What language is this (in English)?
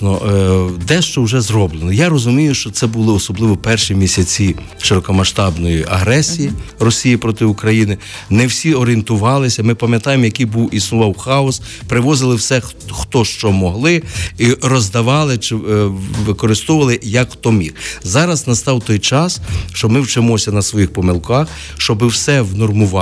Ukrainian